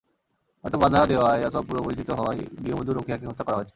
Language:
Bangla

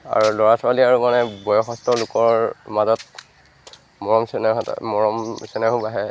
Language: Assamese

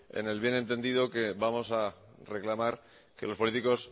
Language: Spanish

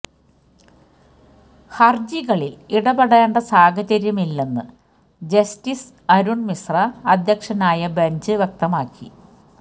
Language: Malayalam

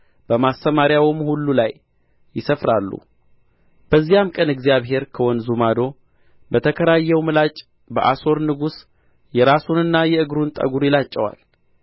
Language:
Amharic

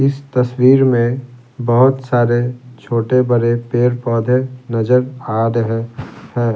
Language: Hindi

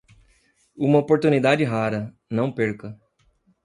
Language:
Portuguese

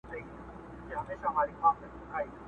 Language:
Pashto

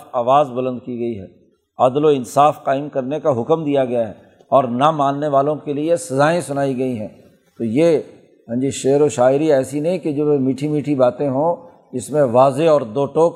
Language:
Urdu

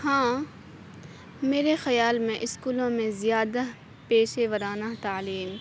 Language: Urdu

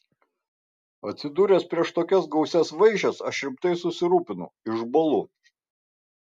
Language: Lithuanian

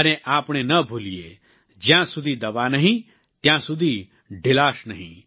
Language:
Gujarati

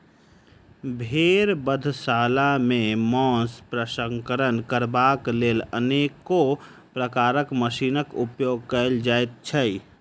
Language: Maithili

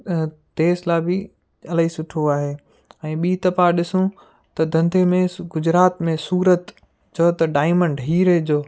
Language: Sindhi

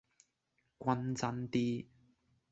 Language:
Cantonese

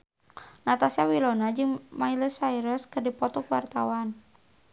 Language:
Sundanese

